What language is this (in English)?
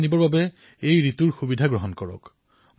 Assamese